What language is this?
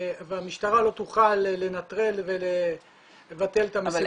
Hebrew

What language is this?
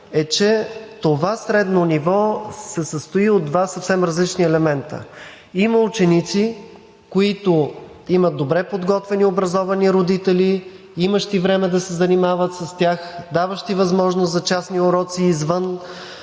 Bulgarian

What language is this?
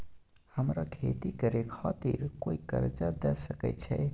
Maithili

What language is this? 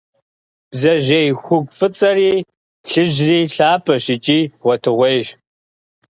Kabardian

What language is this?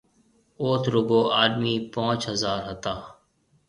Marwari (Pakistan)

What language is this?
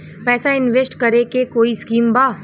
Bhojpuri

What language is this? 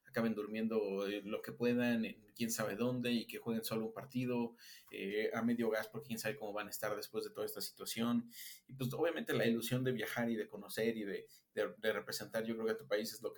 Spanish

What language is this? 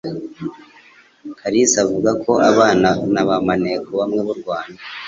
Kinyarwanda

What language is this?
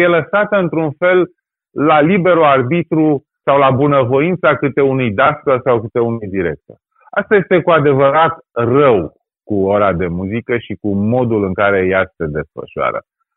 Romanian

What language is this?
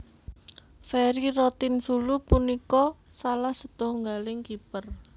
Javanese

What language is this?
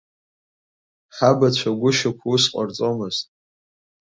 Abkhazian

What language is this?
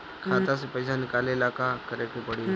Bhojpuri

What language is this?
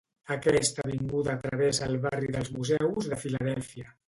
Catalan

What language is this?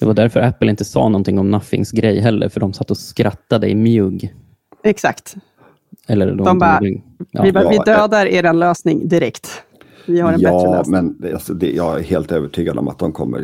Swedish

